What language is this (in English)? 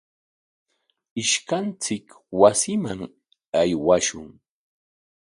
Corongo Ancash Quechua